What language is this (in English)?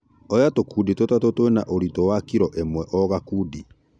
Kikuyu